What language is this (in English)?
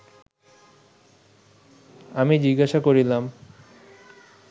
Bangla